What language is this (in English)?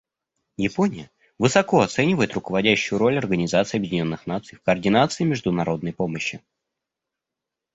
Russian